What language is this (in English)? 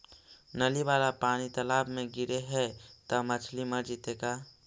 Magahi